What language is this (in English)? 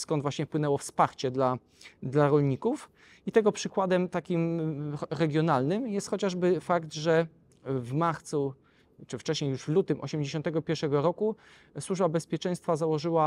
Polish